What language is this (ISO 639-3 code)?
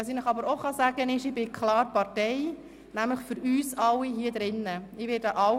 gsw